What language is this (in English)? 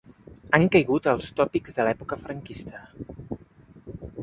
Catalan